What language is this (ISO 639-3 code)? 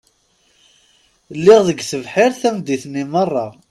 kab